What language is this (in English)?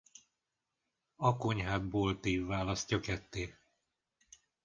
Hungarian